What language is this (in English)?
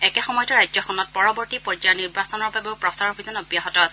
Assamese